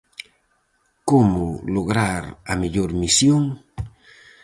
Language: Galician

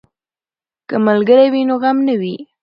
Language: Pashto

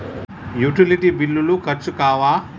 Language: Telugu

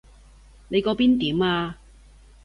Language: Cantonese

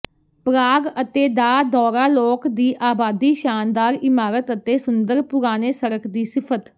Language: Punjabi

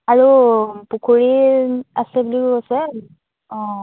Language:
Assamese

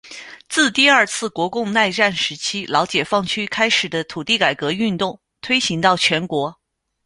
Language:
Chinese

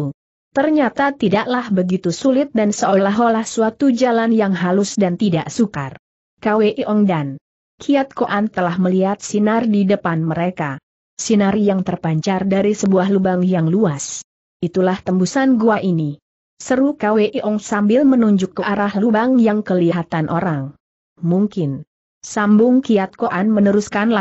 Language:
Indonesian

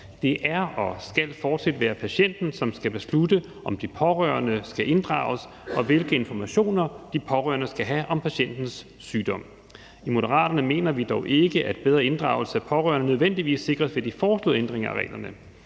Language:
Danish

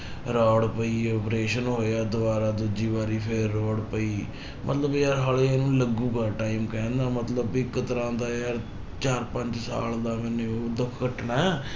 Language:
Punjabi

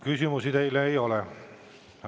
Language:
Estonian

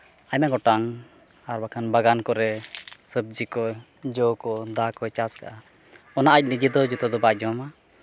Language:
Santali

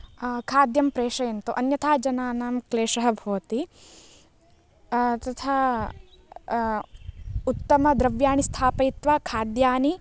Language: Sanskrit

